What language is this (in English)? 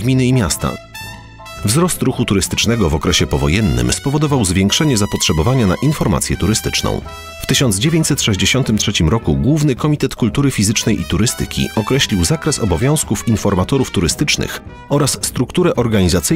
Polish